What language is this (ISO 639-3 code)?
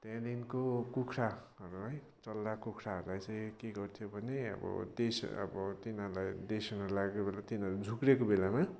nep